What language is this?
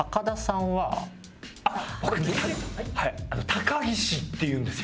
Japanese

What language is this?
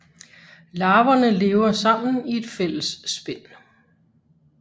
Danish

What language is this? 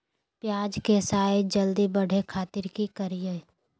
Magahi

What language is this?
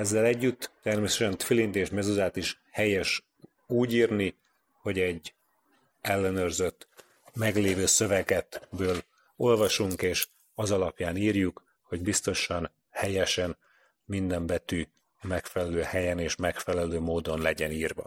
Hungarian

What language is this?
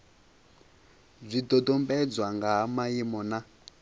Venda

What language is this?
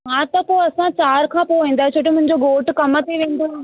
Sindhi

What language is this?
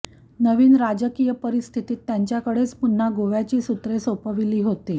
Marathi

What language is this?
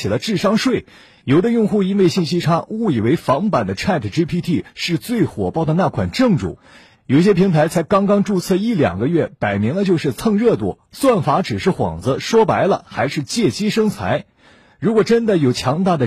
Chinese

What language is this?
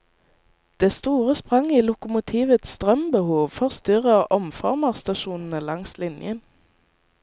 Norwegian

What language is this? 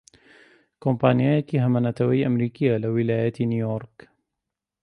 Central Kurdish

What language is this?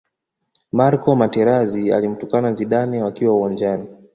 Swahili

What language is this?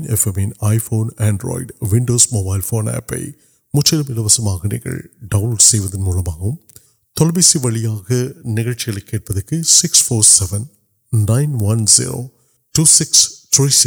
Urdu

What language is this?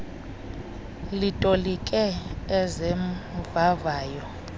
Xhosa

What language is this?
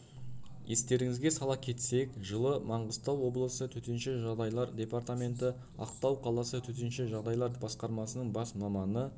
Kazakh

